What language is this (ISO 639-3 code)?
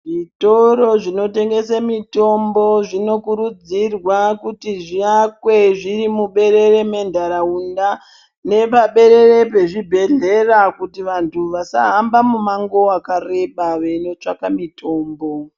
ndc